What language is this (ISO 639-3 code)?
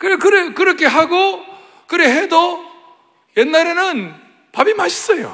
kor